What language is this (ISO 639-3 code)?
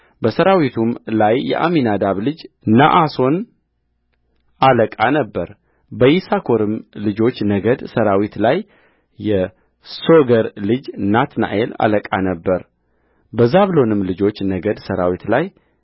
amh